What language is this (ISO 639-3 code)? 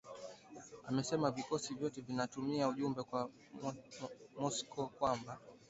swa